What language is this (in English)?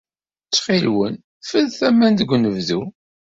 Kabyle